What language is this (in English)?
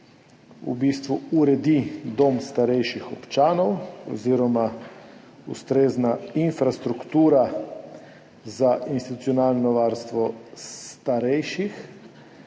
Slovenian